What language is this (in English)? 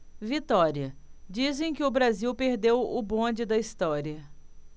Portuguese